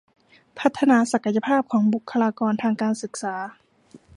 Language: Thai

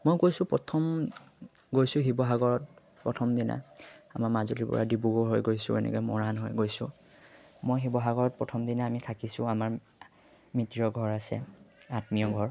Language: Assamese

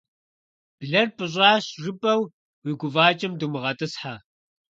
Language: Kabardian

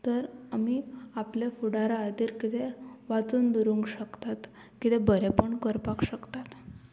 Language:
Konkani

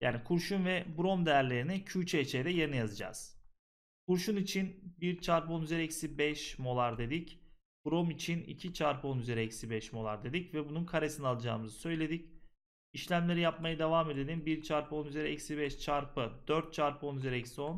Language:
Turkish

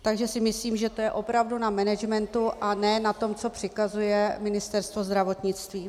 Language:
Czech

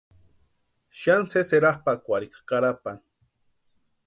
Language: Western Highland Purepecha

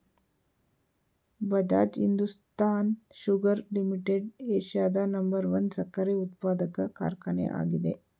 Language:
Kannada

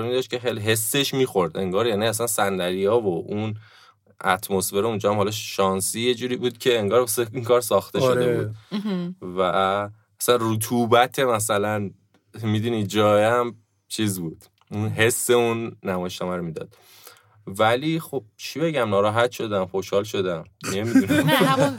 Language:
Persian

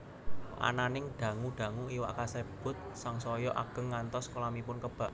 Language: Javanese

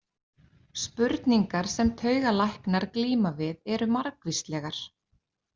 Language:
Icelandic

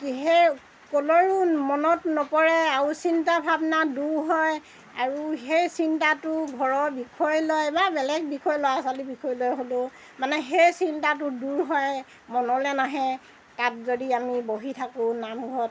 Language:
Assamese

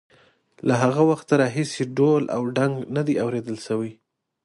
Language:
Pashto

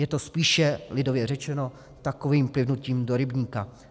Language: Czech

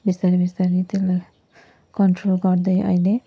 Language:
Nepali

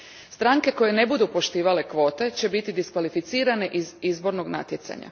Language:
Croatian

